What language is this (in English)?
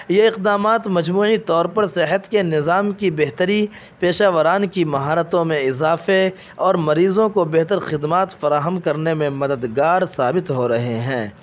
Urdu